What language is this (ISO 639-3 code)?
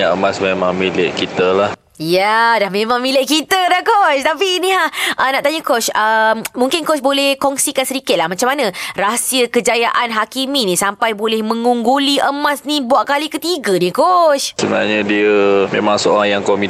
msa